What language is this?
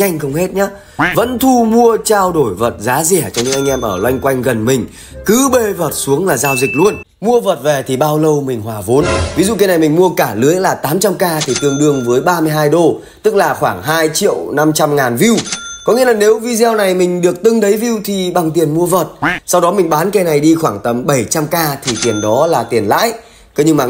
Vietnamese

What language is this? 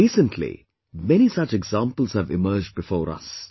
English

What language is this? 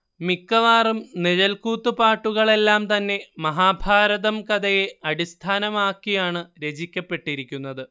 Malayalam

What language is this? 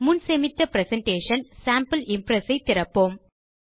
Tamil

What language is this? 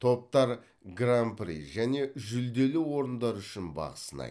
Kazakh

